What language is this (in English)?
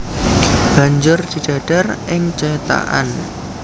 Javanese